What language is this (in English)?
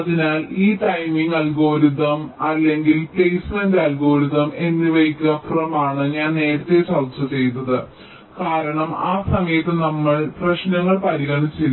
Malayalam